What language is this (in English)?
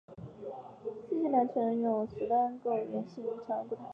Chinese